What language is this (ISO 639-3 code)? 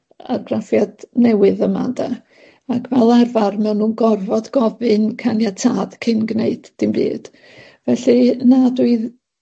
cym